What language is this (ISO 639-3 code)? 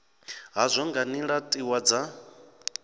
ven